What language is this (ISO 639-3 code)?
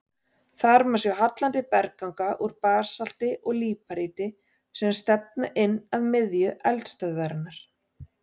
isl